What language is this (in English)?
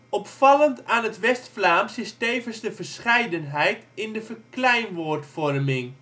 Dutch